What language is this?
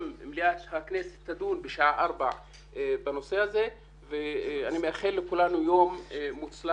Hebrew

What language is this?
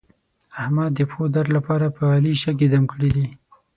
Pashto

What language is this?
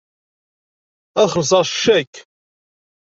Kabyle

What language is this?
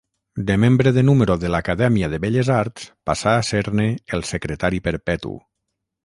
Catalan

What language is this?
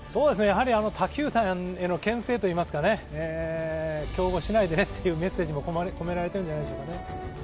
Japanese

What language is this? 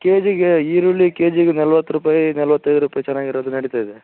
Kannada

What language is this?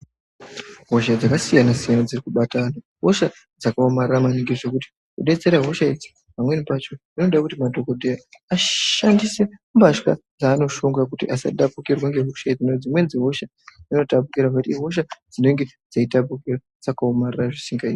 Ndau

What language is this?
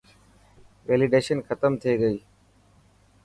Dhatki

